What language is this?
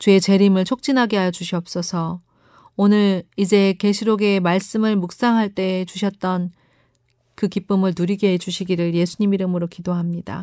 Korean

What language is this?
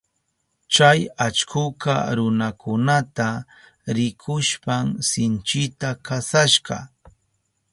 Southern Pastaza Quechua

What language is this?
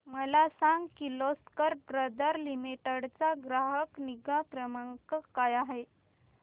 Marathi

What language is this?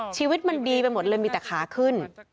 Thai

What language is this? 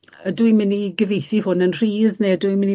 Welsh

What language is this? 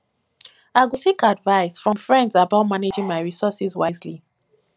Nigerian Pidgin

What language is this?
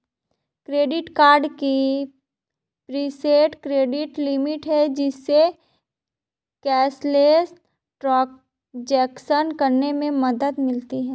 Hindi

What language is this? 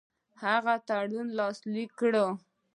Pashto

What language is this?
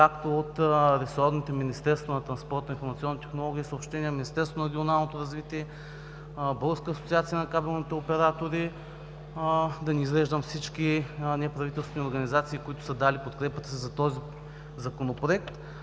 Bulgarian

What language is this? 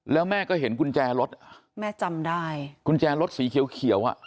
Thai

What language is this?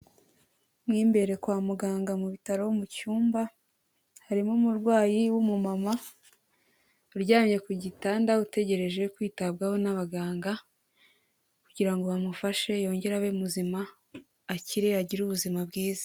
Kinyarwanda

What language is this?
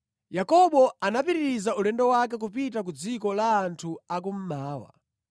Nyanja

